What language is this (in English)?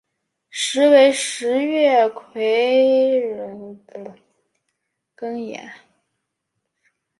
Chinese